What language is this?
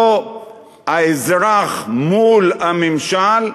Hebrew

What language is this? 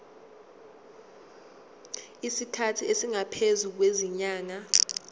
Zulu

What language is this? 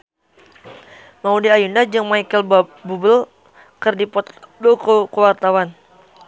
Sundanese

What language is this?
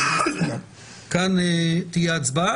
Hebrew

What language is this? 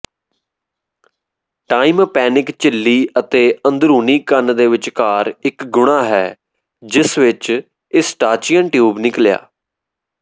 Punjabi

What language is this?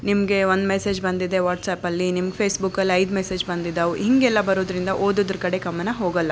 Kannada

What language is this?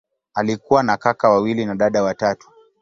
Swahili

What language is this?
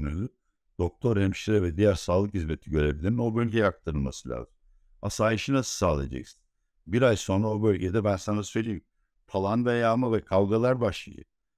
Turkish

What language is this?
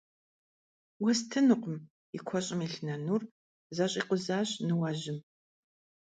Kabardian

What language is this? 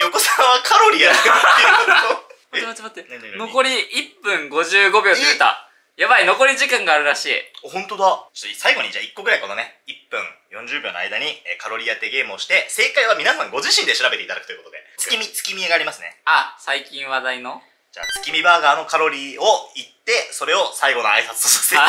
Japanese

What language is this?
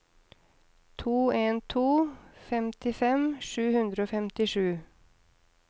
Norwegian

